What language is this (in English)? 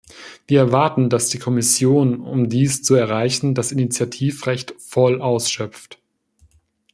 German